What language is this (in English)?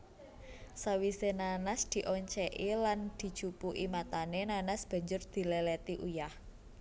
Javanese